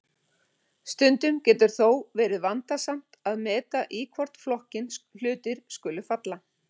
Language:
Icelandic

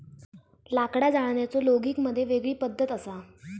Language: Marathi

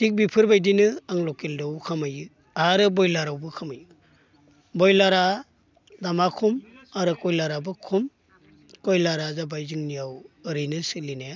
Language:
Bodo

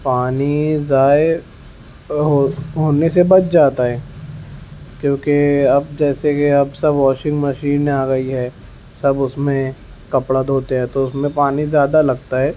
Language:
Urdu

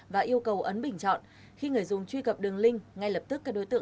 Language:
Vietnamese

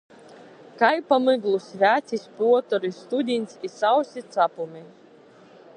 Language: Latgalian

